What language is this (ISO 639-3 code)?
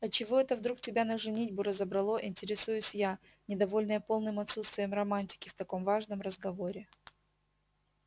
rus